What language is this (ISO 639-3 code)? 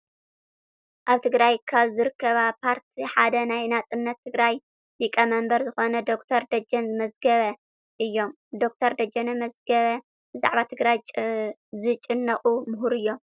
tir